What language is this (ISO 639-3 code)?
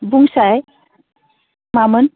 brx